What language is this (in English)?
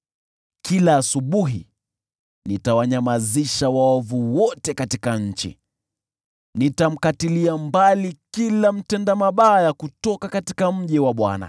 Swahili